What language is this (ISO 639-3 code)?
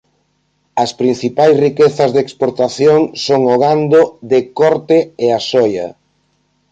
glg